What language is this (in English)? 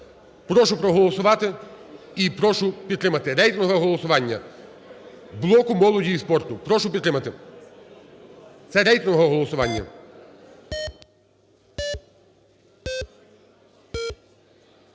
Ukrainian